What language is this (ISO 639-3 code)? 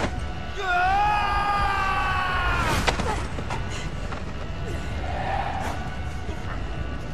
pol